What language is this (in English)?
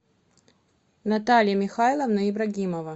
Russian